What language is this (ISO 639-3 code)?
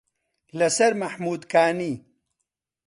ckb